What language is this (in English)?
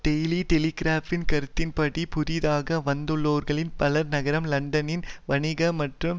Tamil